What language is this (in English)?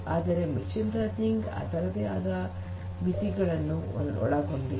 Kannada